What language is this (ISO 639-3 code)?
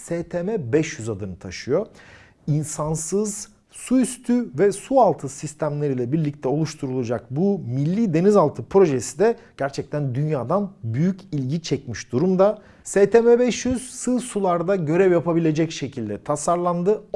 tur